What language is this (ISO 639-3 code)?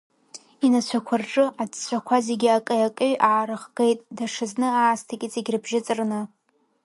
abk